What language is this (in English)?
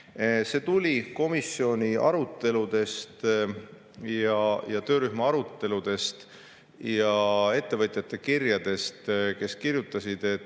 Estonian